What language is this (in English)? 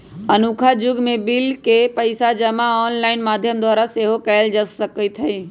Magahi